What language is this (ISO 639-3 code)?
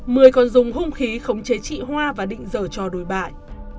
vie